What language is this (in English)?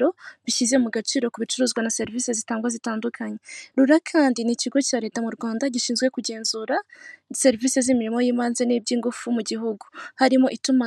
Kinyarwanda